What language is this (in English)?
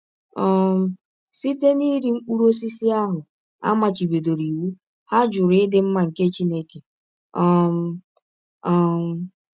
Igbo